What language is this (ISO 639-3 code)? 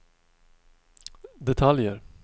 swe